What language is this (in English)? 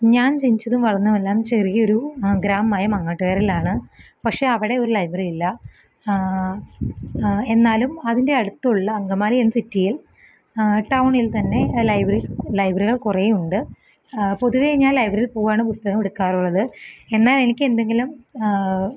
Malayalam